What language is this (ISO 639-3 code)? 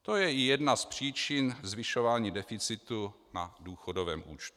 ces